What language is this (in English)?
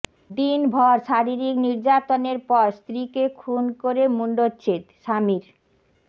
Bangla